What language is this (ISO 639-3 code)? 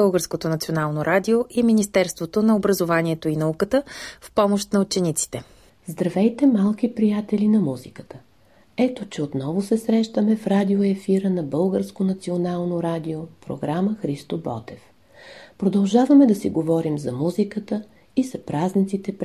bul